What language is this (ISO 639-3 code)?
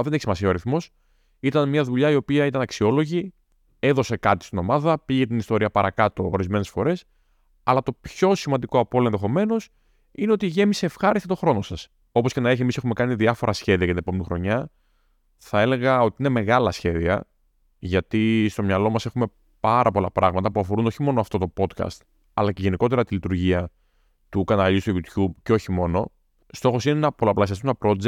ell